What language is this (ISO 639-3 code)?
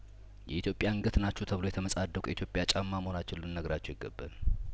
amh